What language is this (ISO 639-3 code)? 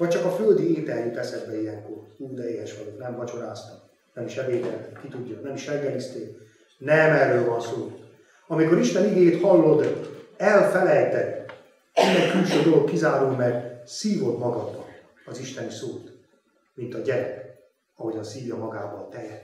hun